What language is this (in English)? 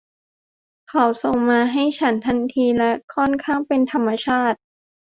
Thai